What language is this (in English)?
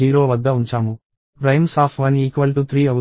Telugu